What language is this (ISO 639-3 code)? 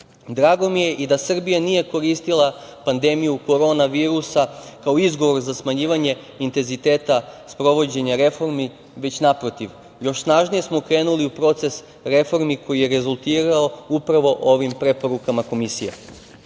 srp